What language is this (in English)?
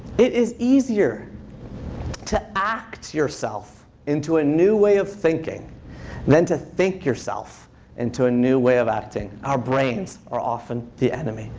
English